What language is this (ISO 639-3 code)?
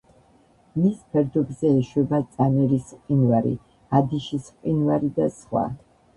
kat